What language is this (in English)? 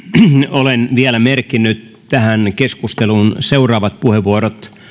Finnish